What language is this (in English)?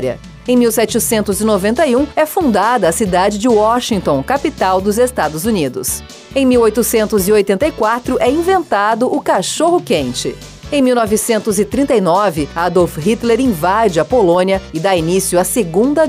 Portuguese